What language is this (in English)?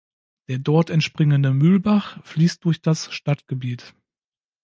German